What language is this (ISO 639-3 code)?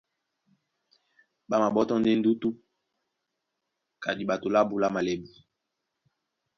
dua